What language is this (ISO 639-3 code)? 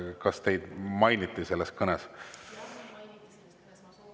est